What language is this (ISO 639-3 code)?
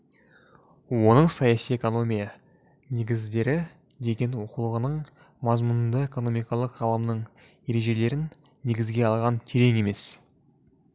kaz